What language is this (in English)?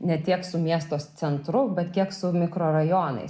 Lithuanian